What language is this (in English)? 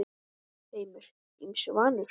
Icelandic